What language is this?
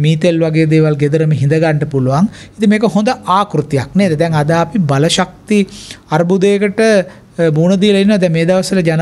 Indonesian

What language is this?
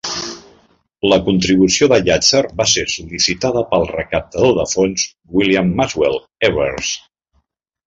Catalan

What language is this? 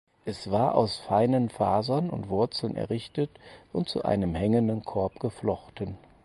German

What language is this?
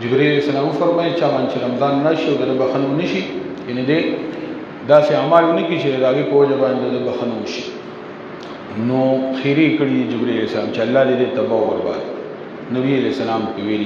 Arabic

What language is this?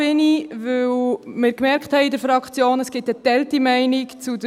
Swiss German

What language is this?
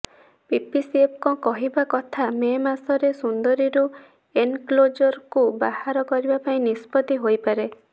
Odia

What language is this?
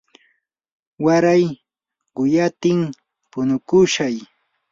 Yanahuanca Pasco Quechua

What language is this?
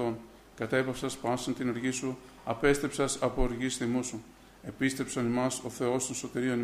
Greek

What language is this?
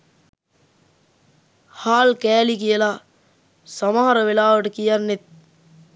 Sinhala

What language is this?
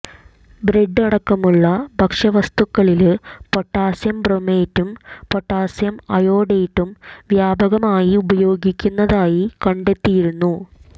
Malayalam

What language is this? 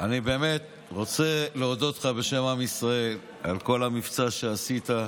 Hebrew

